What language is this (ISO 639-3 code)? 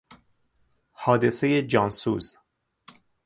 fas